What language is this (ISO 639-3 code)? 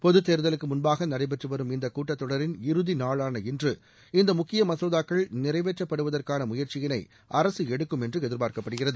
tam